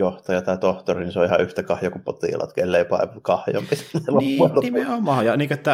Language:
Finnish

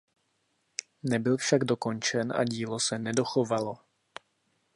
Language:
Czech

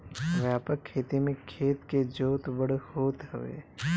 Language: Bhojpuri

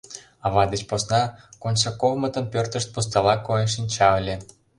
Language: Mari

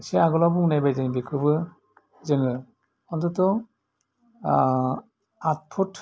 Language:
Bodo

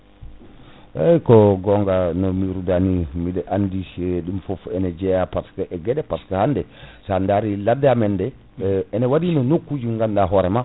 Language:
Fula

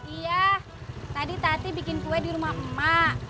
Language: Indonesian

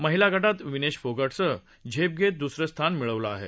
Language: Marathi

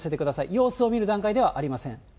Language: Japanese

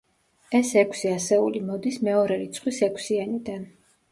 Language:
Georgian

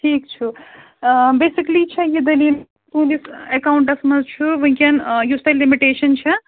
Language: Kashmiri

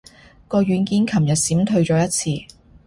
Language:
Cantonese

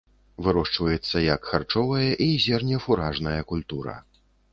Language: Belarusian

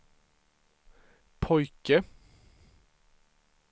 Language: Swedish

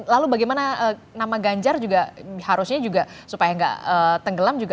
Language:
Indonesian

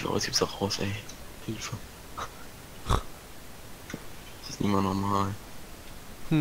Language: German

